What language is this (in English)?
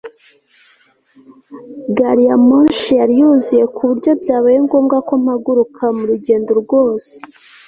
Kinyarwanda